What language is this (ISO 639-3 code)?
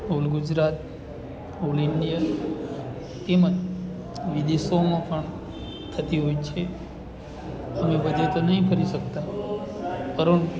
guj